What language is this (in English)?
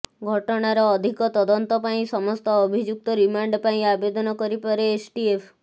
Odia